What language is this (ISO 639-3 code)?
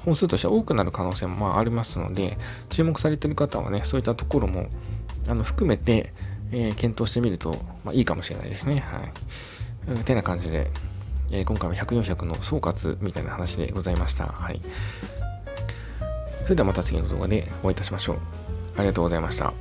jpn